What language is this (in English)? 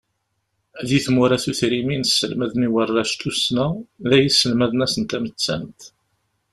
Kabyle